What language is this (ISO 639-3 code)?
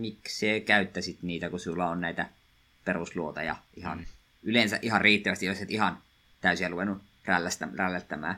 fin